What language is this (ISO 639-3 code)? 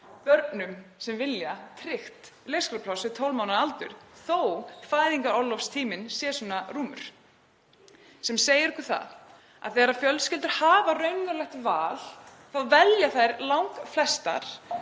isl